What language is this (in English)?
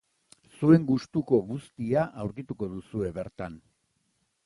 Basque